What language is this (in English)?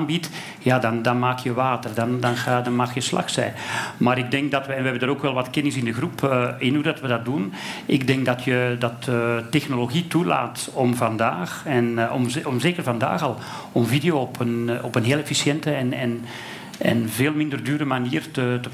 Dutch